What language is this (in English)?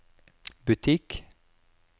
Norwegian